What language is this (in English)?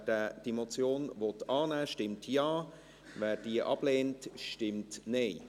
Swiss German